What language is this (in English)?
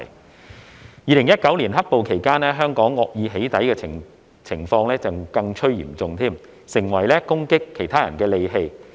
Cantonese